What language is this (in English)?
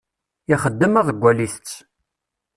Kabyle